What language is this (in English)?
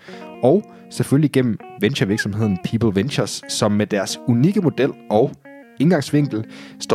Danish